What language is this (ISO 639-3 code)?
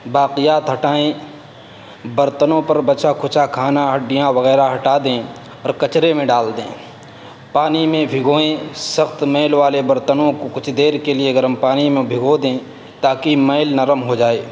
urd